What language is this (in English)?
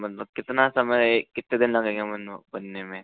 Hindi